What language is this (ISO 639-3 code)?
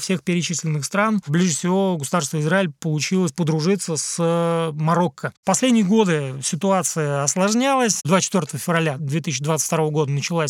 rus